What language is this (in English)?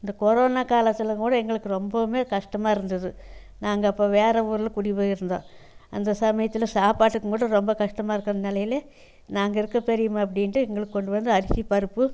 Tamil